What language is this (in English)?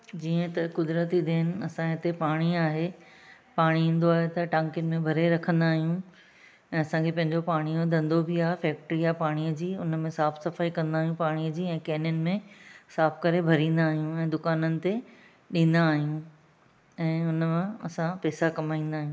Sindhi